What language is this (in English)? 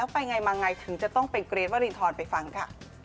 Thai